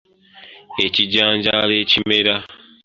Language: Ganda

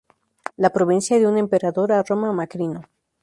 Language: Spanish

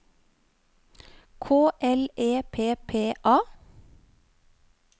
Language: Norwegian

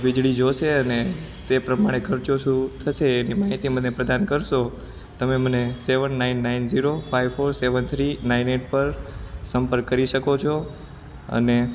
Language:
Gujarati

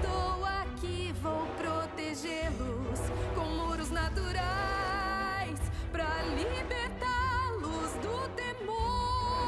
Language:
Portuguese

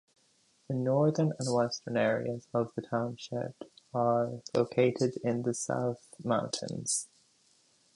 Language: English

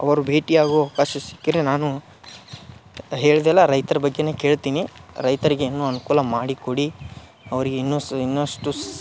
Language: Kannada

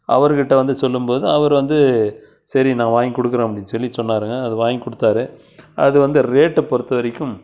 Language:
Tamil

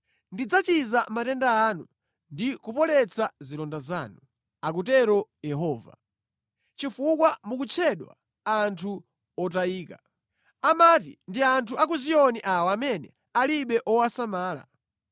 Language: Nyanja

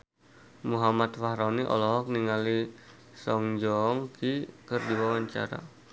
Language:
Sundanese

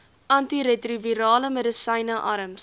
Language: Afrikaans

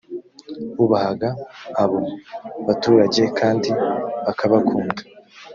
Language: Kinyarwanda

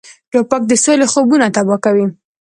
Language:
Pashto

